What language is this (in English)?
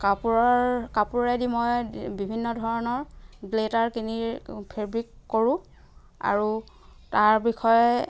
Assamese